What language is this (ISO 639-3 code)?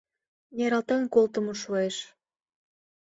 chm